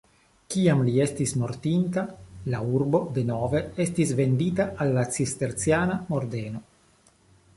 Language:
Esperanto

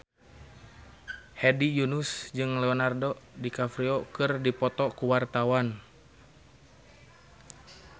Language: Sundanese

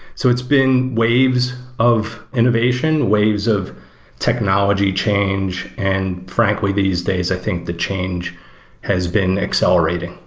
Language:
English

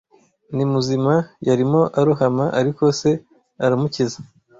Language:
Kinyarwanda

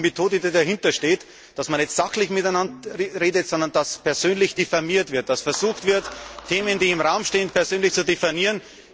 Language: German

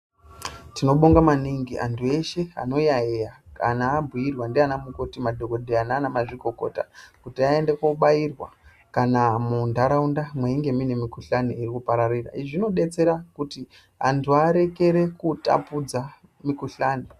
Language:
Ndau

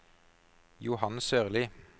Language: Norwegian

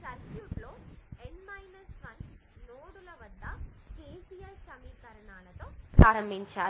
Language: Telugu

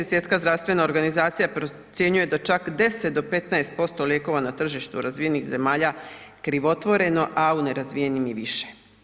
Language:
Croatian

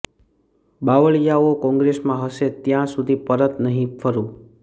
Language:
Gujarati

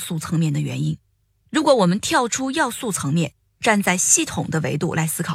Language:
Chinese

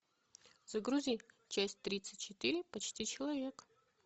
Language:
Russian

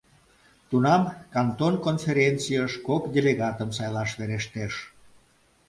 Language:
Mari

